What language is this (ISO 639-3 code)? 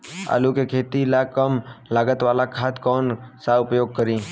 bho